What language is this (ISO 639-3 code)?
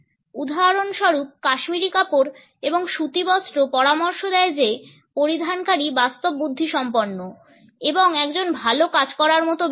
ben